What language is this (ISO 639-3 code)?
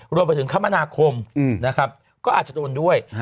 tha